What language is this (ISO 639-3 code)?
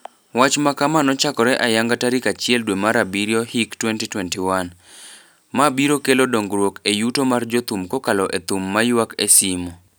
luo